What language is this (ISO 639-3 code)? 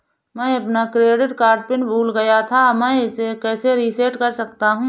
hin